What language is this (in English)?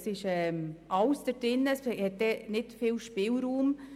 Swiss German